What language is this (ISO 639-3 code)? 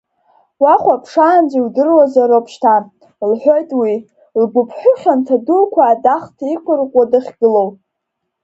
abk